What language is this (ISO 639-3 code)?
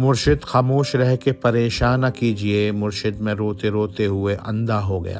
urd